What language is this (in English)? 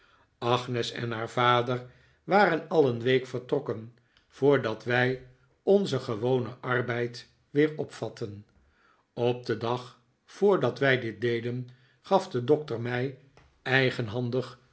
Dutch